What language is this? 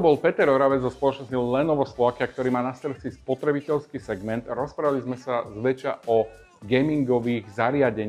Slovak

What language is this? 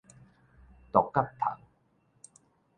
Min Nan Chinese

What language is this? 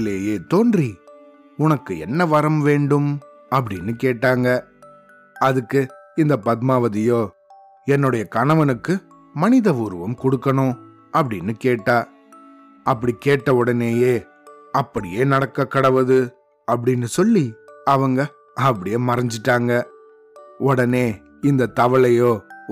Tamil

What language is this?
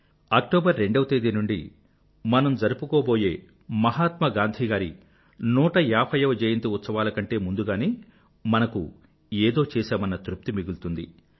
Telugu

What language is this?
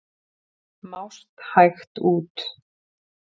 Icelandic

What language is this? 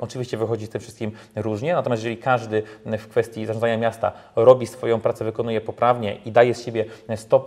Polish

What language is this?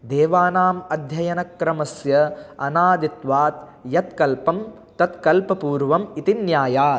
Sanskrit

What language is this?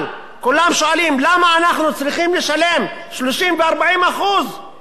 Hebrew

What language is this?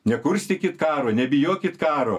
Lithuanian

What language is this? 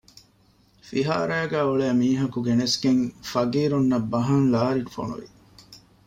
Divehi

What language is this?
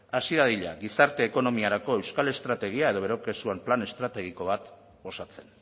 Basque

